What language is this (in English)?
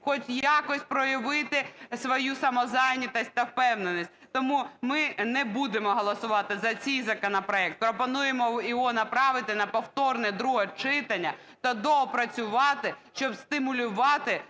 Ukrainian